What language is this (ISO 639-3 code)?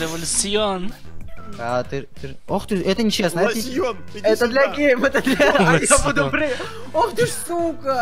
rus